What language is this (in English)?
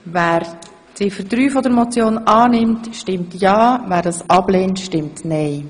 Swiss German